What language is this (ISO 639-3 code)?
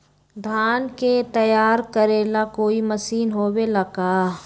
mag